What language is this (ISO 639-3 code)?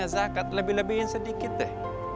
ind